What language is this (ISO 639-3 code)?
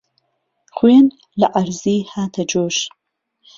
ckb